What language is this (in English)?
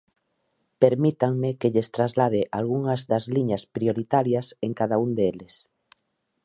Galician